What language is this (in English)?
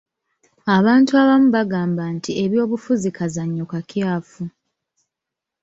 Ganda